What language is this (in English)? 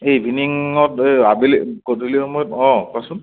Assamese